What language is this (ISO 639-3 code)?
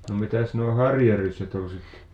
fin